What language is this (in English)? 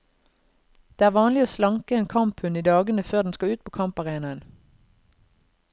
Norwegian